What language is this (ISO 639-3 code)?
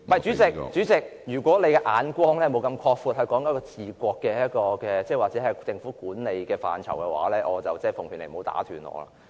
yue